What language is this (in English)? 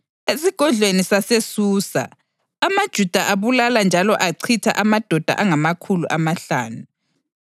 North Ndebele